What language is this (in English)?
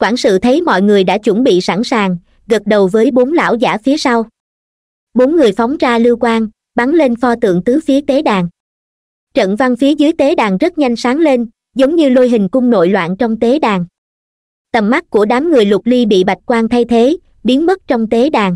Vietnamese